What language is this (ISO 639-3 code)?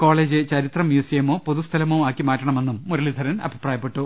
mal